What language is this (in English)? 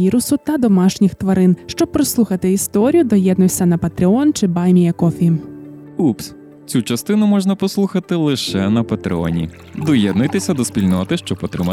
Ukrainian